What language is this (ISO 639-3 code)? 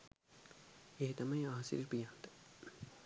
sin